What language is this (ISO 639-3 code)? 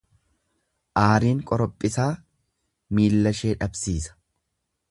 orm